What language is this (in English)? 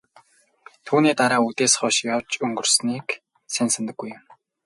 Mongolian